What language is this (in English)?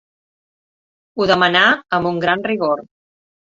Catalan